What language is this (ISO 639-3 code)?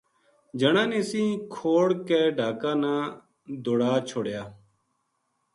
gju